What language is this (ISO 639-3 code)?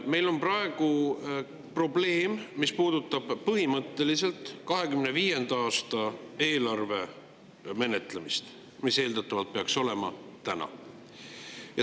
est